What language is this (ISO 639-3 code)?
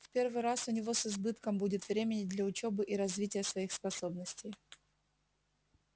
rus